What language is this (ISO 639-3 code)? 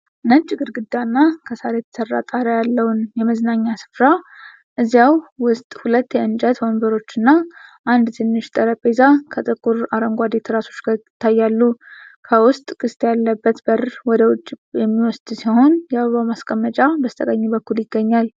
amh